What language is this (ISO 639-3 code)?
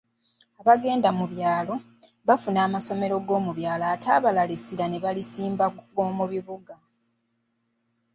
lug